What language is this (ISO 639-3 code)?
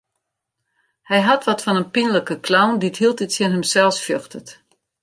fry